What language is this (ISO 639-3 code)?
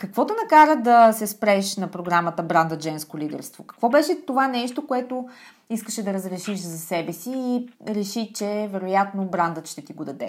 bul